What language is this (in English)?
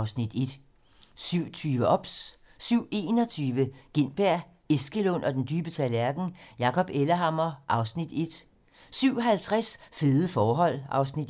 Danish